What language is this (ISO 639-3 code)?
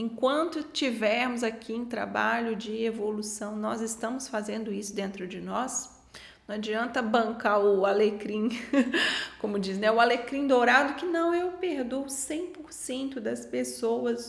por